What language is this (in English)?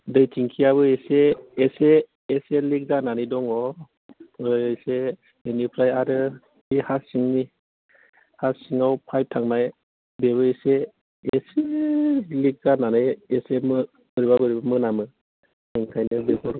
Bodo